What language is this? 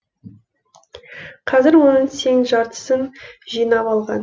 Kazakh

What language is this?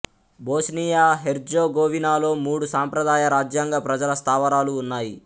Telugu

